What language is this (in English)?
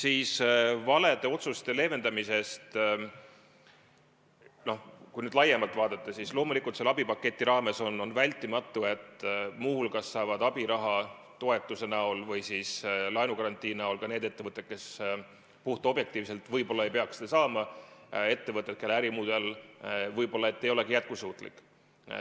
Estonian